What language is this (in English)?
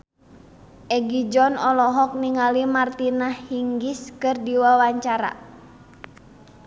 Sundanese